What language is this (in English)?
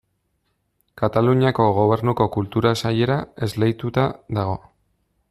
Basque